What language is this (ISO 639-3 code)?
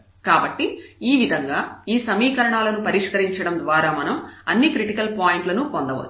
tel